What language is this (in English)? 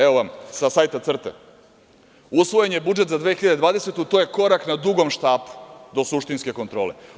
Serbian